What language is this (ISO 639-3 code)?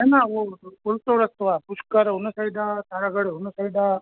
snd